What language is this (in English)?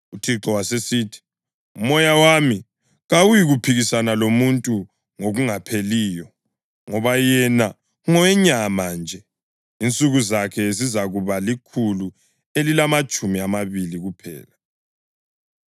North Ndebele